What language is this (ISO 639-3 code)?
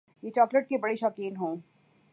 urd